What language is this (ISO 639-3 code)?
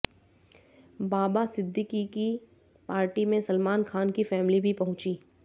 hin